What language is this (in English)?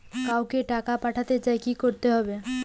Bangla